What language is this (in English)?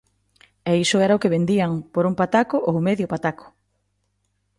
Galician